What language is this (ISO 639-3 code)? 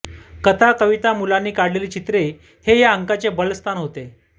mar